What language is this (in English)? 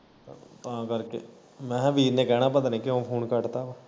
Punjabi